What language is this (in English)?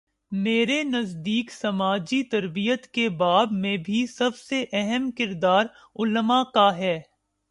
Urdu